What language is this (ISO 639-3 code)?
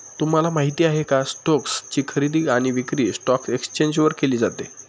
mar